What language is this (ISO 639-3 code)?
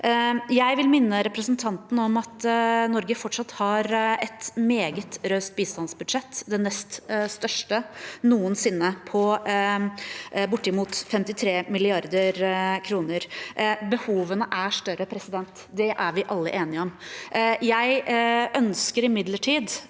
nor